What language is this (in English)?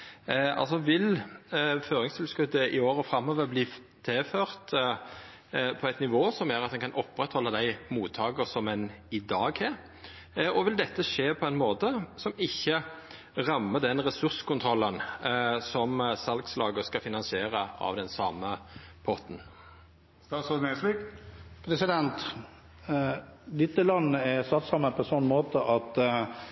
Norwegian